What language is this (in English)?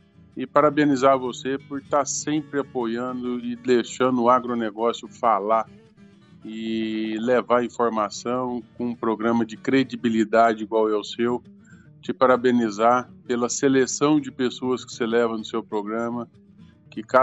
Portuguese